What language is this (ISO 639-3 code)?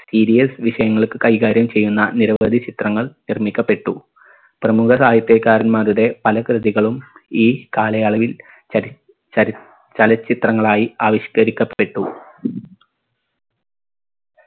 mal